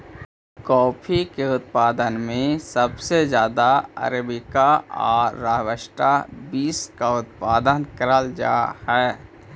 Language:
Magahi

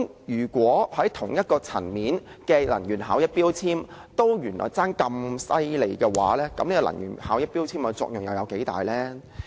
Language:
Cantonese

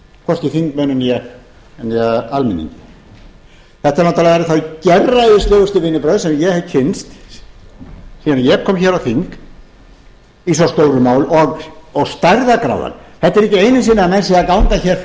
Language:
Icelandic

